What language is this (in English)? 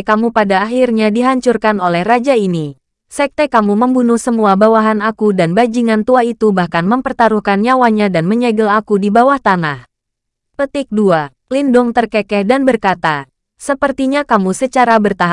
Indonesian